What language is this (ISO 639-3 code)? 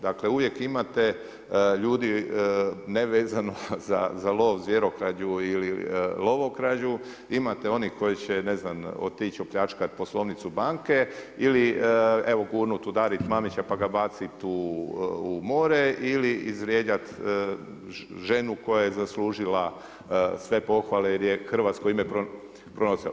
hrv